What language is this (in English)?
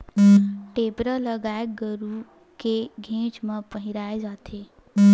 Chhattisgarhi